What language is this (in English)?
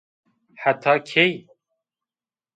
Zaza